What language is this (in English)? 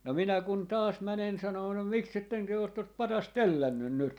Finnish